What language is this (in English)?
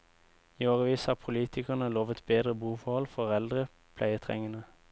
Norwegian